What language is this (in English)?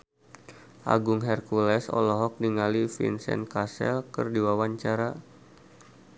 Sundanese